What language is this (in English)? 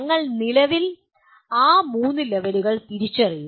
Malayalam